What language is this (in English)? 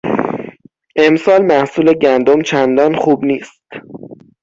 Persian